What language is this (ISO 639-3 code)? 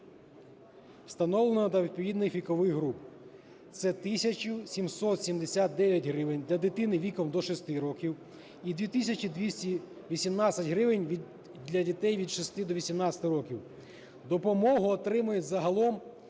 ukr